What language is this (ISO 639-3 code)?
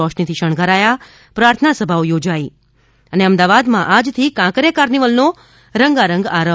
guj